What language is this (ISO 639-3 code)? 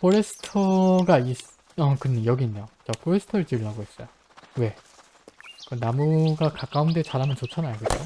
kor